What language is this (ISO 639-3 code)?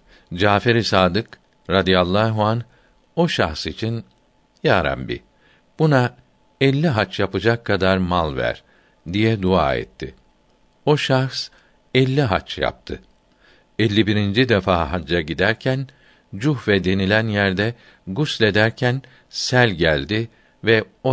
tur